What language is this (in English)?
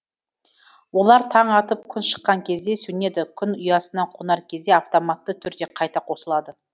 Kazakh